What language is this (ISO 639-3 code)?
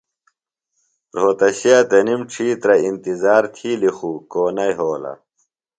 phl